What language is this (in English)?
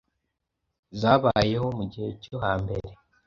Kinyarwanda